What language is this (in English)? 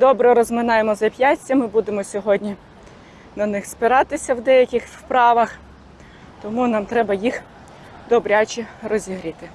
Ukrainian